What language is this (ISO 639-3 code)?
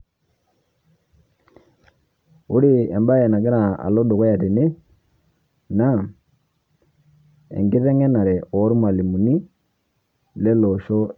mas